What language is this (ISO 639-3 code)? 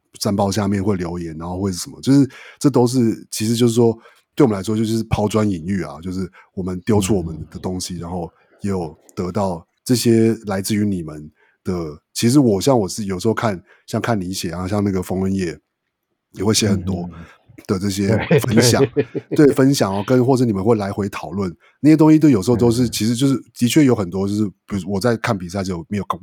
zho